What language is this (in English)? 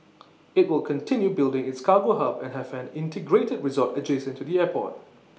English